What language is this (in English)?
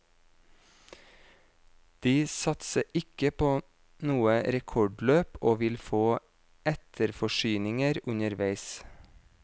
Norwegian